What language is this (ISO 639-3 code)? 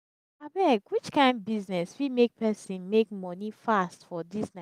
pcm